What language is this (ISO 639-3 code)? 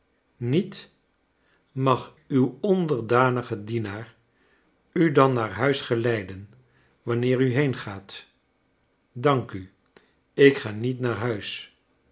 nld